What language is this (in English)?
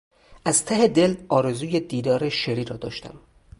Persian